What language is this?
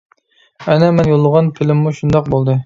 Uyghur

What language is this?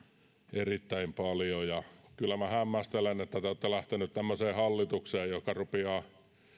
Finnish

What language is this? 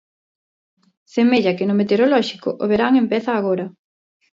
Galician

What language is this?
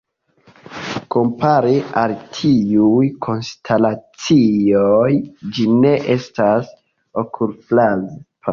Esperanto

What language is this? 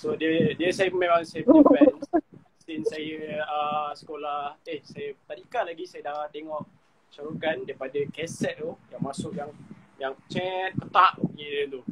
Malay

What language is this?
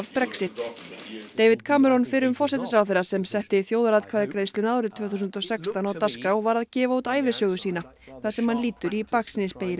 Icelandic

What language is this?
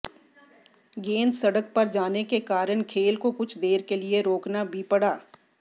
Hindi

